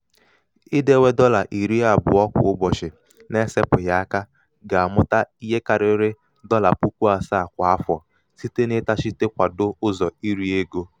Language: Igbo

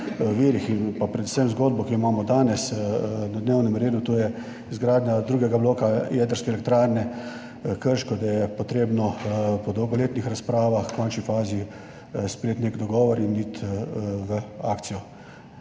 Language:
Slovenian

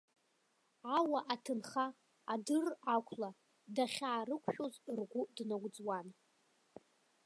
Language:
Abkhazian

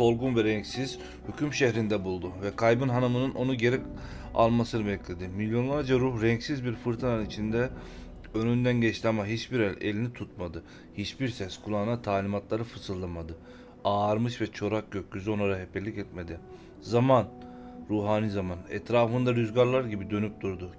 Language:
Turkish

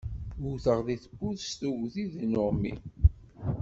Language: Kabyle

